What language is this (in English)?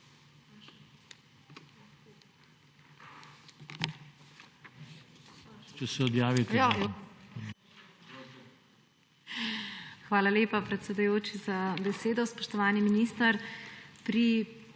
Slovenian